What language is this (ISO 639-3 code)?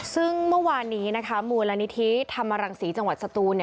tha